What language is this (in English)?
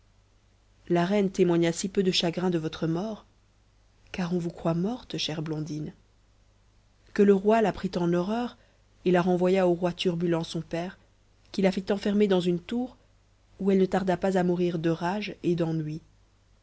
French